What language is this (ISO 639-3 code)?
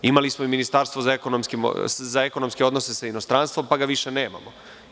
srp